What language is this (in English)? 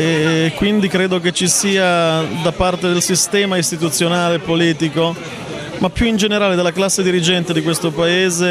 Italian